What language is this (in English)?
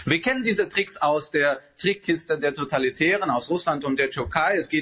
German